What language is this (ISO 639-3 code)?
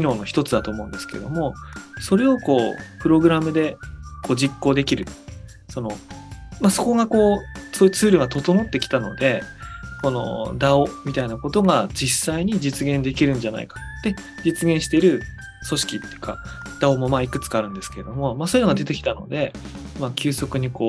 jpn